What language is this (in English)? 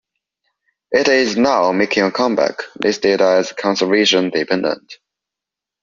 English